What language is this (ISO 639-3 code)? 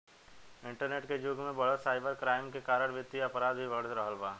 bho